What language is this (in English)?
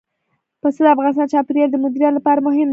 Pashto